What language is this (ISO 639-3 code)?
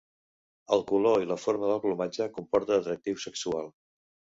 cat